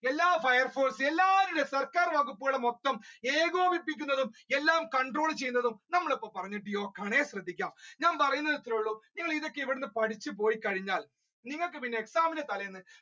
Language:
Malayalam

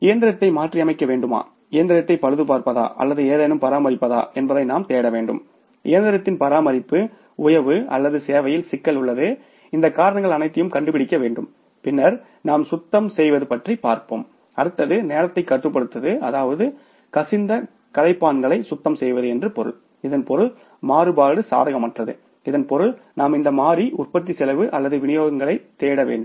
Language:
Tamil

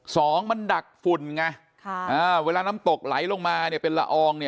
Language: Thai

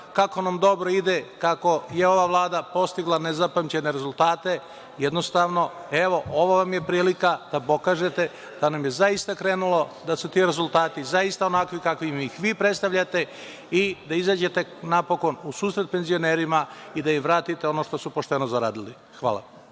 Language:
Serbian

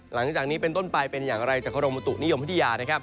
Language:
Thai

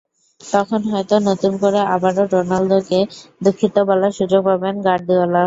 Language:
Bangla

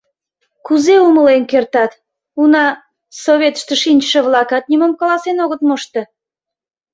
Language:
Mari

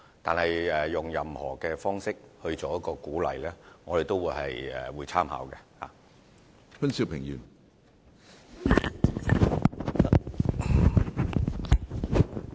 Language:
Cantonese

